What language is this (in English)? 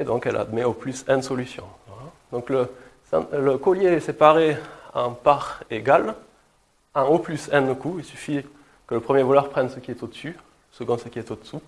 French